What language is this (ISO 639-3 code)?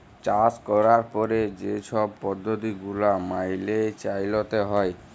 ben